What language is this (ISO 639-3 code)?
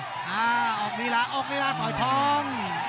tha